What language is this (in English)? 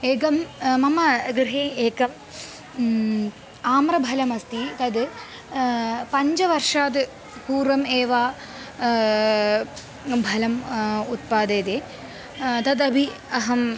Sanskrit